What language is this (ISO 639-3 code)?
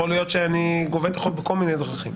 heb